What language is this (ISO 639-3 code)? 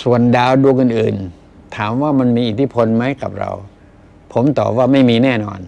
tha